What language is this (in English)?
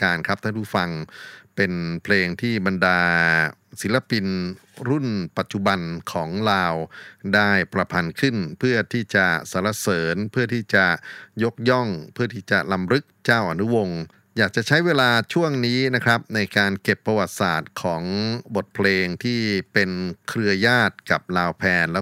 Thai